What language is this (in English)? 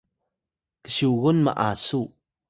Atayal